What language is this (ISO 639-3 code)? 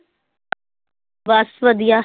pan